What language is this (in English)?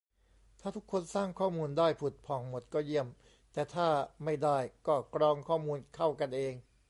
Thai